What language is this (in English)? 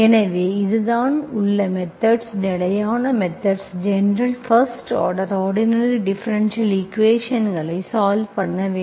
Tamil